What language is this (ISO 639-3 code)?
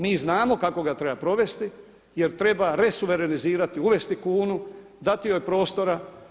hrv